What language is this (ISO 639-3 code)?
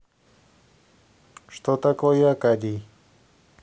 rus